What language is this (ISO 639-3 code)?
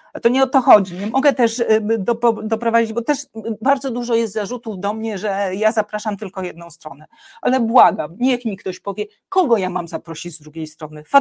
pol